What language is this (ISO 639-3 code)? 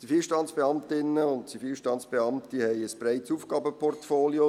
gsw